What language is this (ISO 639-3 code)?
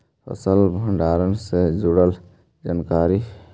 mag